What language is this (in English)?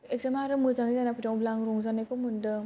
Bodo